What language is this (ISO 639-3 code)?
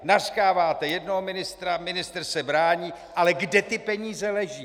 ces